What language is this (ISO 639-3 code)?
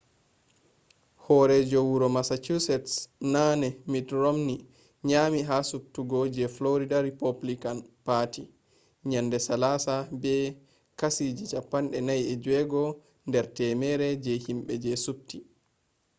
ful